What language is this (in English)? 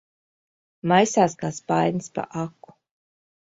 Latvian